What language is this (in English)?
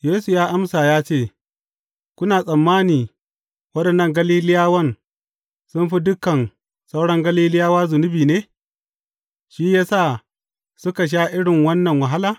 Hausa